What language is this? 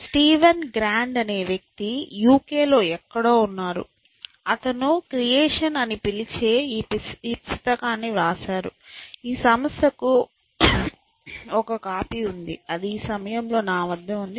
Telugu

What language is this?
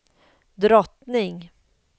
Swedish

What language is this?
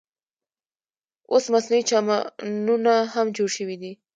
Pashto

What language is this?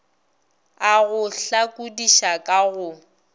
Northern Sotho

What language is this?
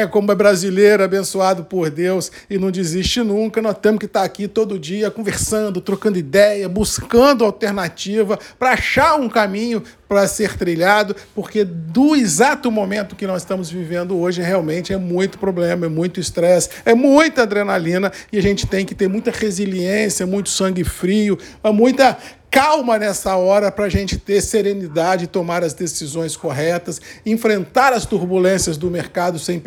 Portuguese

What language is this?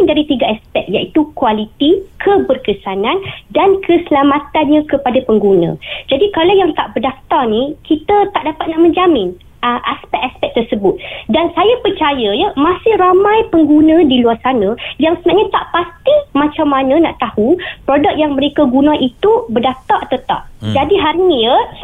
Malay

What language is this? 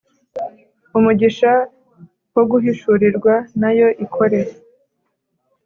Kinyarwanda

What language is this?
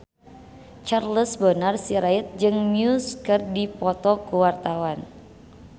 Sundanese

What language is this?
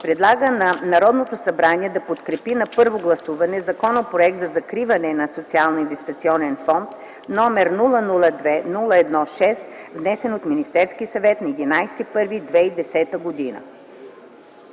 Bulgarian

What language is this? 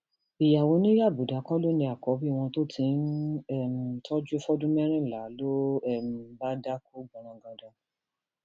Yoruba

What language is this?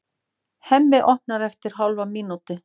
Icelandic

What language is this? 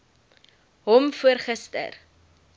Afrikaans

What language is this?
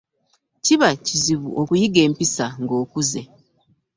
Ganda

